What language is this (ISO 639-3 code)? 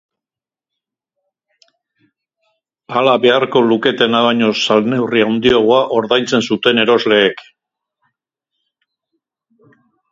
eus